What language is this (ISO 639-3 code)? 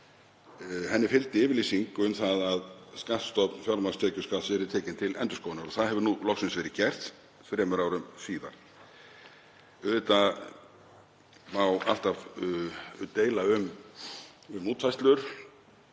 isl